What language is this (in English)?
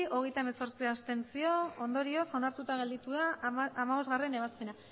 Basque